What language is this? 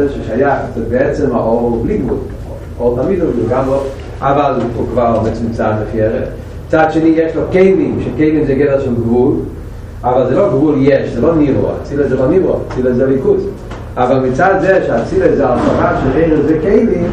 Hebrew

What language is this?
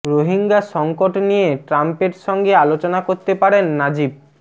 Bangla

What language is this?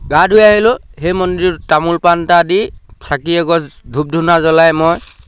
Assamese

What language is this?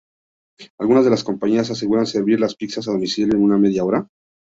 Spanish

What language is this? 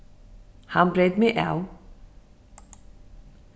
Faroese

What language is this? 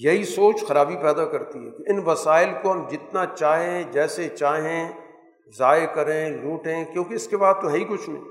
Urdu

